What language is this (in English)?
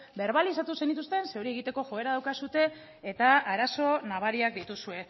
Basque